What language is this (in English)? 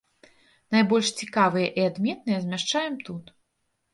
Belarusian